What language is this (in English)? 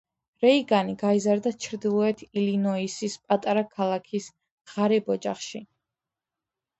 Georgian